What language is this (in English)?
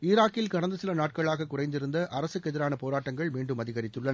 Tamil